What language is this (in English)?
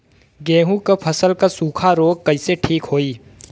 Bhojpuri